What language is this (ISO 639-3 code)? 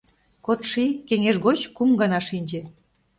chm